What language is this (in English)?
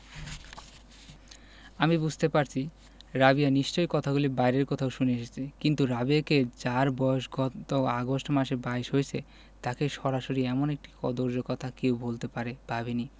Bangla